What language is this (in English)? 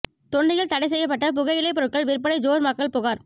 Tamil